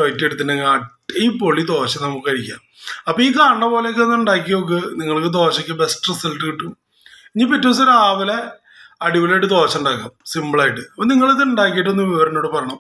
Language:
Romanian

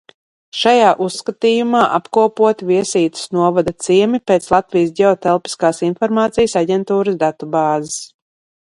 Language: Latvian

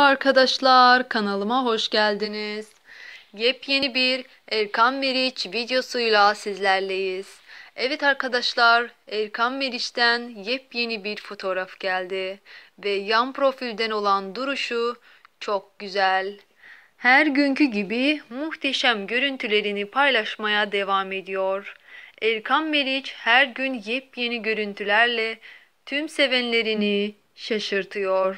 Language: Turkish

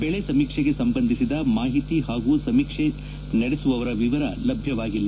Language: Kannada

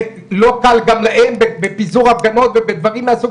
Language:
Hebrew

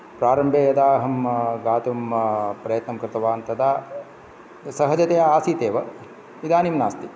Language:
Sanskrit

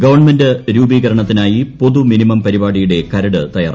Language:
Malayalam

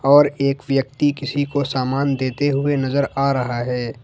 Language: Hindi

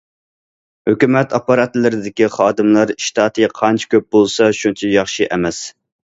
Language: Uyghur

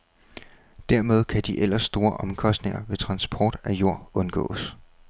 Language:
Danish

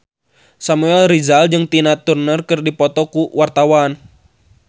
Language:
Sundanese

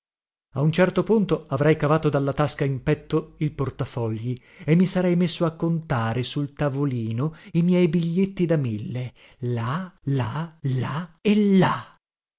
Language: Italian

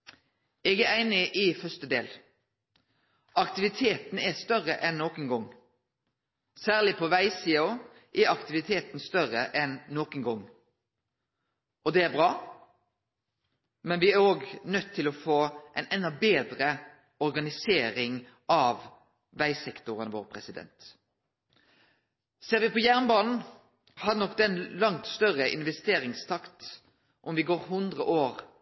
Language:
Norwegian Nynorsk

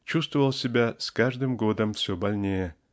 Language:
Russian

